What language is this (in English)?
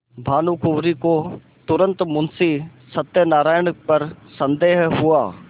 Hindi